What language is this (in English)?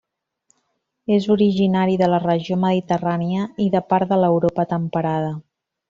Catalan